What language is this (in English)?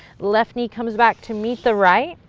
English